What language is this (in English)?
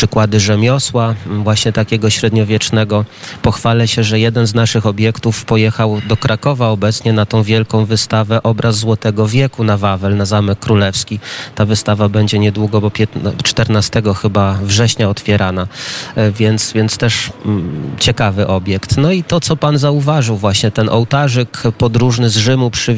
Polish